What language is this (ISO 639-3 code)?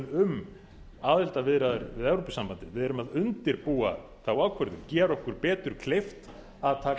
isl